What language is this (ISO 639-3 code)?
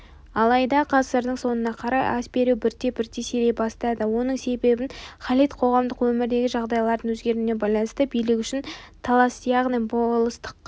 kaz